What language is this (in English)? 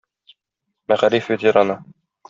Tatar